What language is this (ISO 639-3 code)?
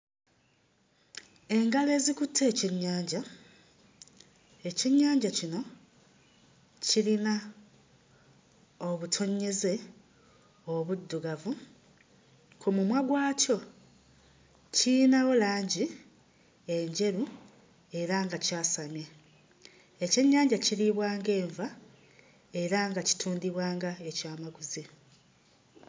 lug